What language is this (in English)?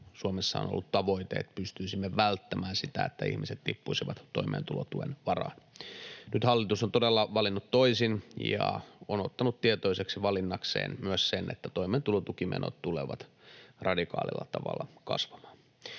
Finnish